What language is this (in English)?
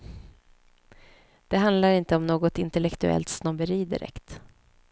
Swedish